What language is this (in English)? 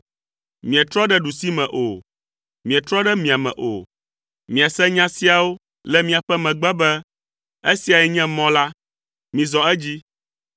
Ewe